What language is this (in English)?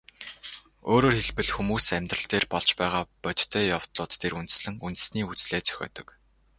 Mongolian